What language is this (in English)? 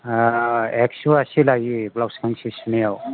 Bodo